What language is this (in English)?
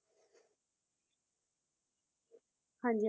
Punjabi